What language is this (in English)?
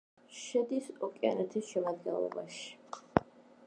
Georgian